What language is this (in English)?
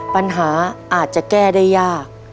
Thai